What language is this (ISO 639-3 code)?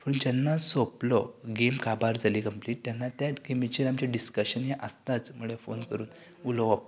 kok